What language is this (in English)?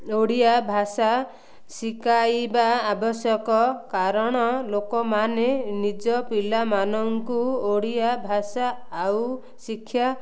Odia